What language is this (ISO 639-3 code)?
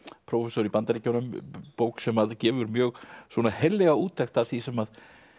isl